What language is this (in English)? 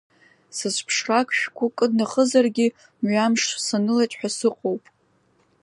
Abkhazian